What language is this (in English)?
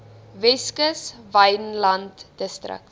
Afrikaans